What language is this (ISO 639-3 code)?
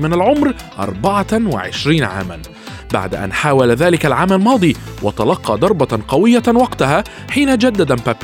ara